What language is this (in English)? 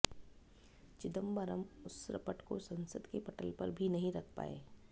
Hindi